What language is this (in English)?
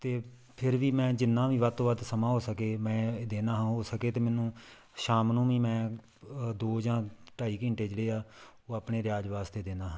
Punjabi